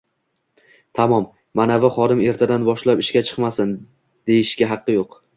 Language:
Uzbek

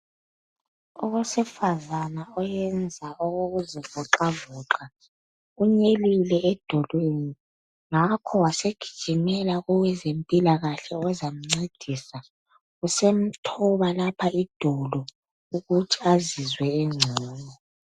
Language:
North Ndebele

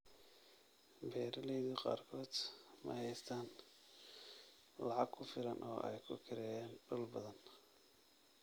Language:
Somali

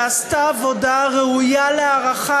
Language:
Hebrew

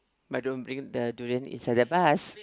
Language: English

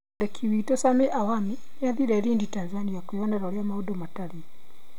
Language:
Kikuyu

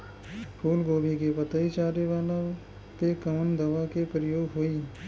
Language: Bhojpuri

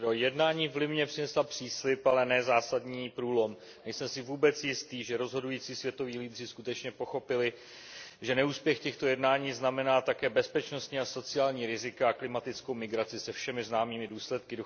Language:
Czech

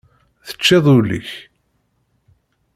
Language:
Kabyle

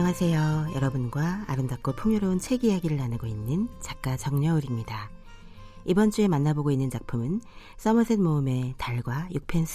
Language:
Korean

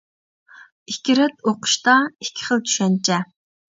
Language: Uyghur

